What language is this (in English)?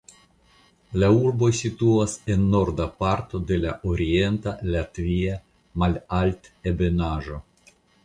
Esperanto